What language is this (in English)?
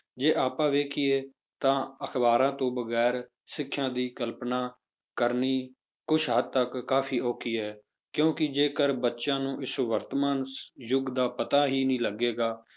Punjabi